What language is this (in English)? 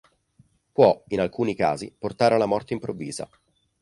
Italian